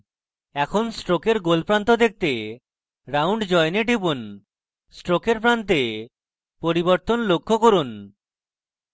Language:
Bangla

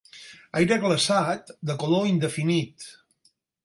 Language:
Catalan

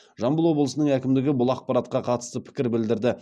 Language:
Kazakh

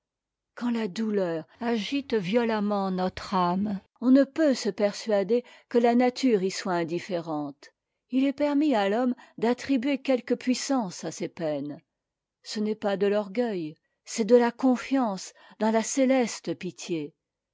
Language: French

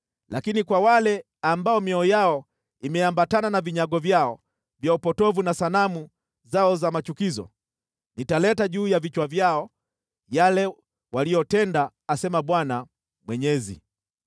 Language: Swahili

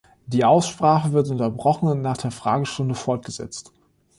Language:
German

